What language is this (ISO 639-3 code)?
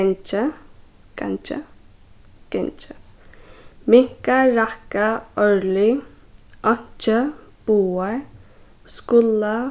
fao